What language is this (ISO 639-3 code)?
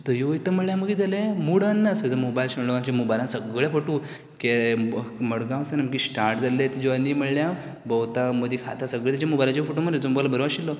kok